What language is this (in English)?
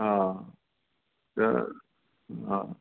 Sindhi